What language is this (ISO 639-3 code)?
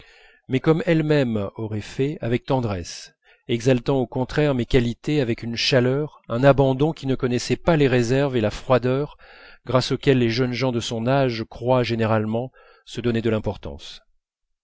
fra